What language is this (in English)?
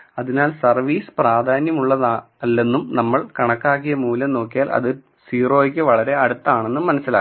Malayalam